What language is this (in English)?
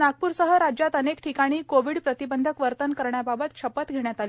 Marathi